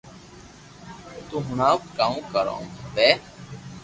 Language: Loarki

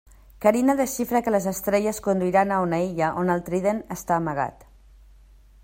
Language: Catalan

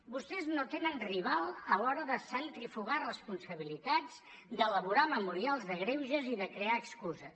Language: Catalan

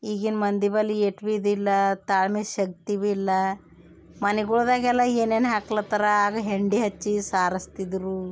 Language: Kannada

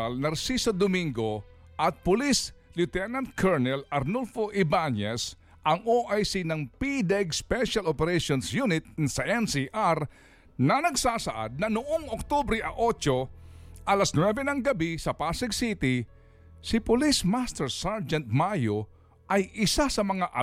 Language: Filipino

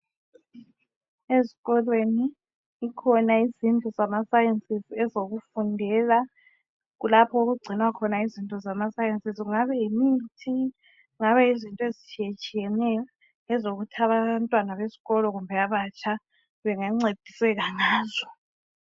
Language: North Ndebele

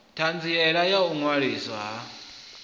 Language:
Venda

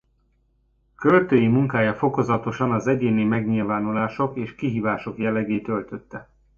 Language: Hungarian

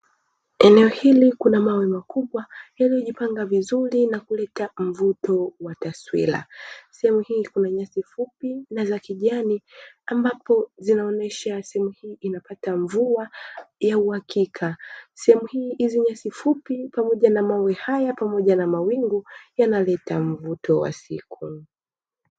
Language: Swahili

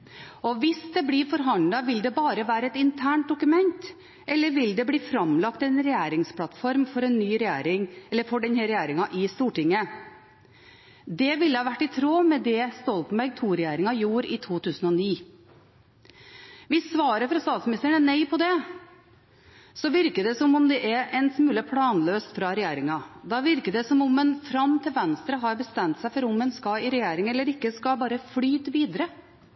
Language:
Norwegian Bokmål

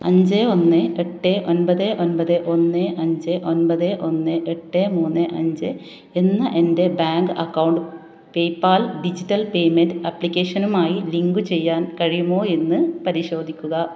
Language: Malayalam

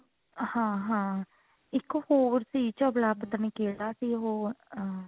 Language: Punjabi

